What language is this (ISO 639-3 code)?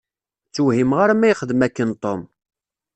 kab